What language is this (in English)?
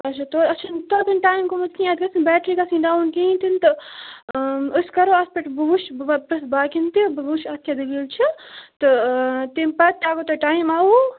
Kashmiri